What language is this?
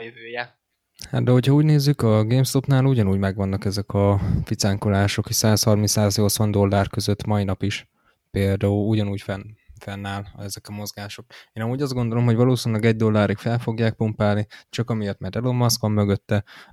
Hungarian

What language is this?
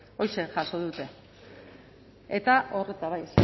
Basque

